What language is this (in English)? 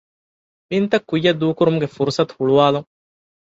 Divehi